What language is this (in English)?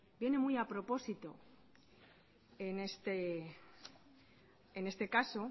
Spanish